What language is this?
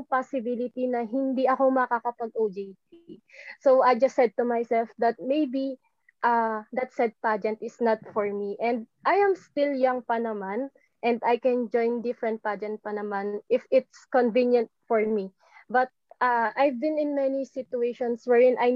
Filipino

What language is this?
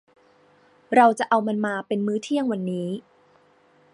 Thai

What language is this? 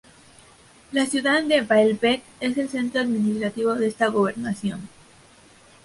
Spanish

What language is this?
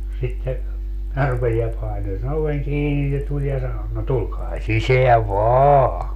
Finnish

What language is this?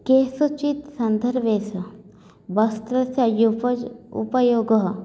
Sanskrit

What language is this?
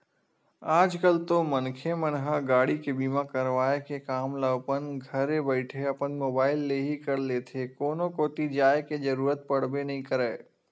Chhattisgarhi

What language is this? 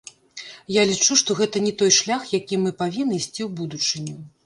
Belarusian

